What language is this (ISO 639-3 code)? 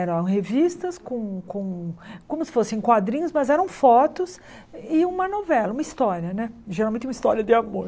por